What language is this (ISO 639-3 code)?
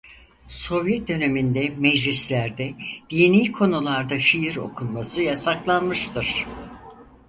tur